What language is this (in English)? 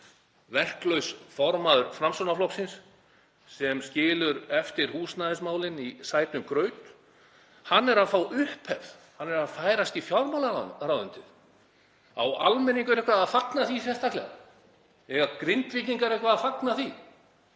Icelandic